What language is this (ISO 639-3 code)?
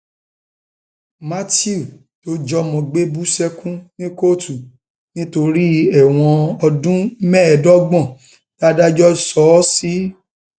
yor